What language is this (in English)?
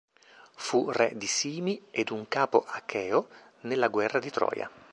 Italian